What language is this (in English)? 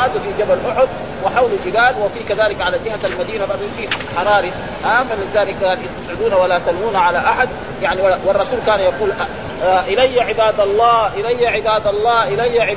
Arabic